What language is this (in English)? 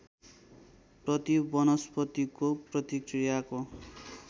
Nepali